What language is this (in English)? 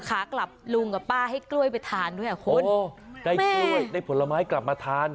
Thai